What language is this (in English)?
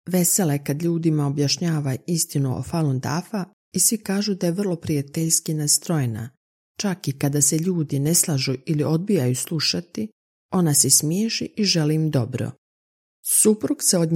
Croatian